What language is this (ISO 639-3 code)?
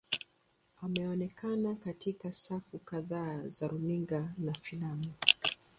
swa